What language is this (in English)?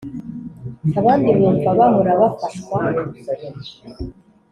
Kinyarwanda